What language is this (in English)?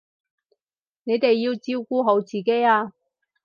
Cantonese